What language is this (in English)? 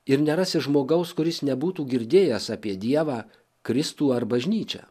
Lithuanian